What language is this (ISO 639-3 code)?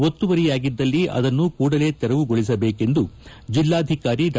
kan